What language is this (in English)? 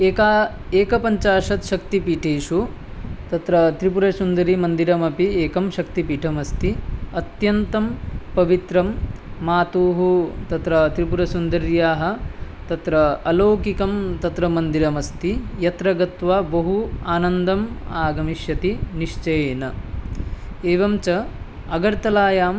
Sanskrit